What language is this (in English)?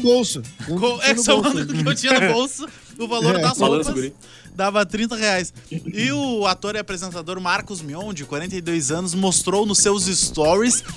Portuguese